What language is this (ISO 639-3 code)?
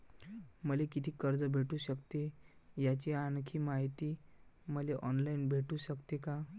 mar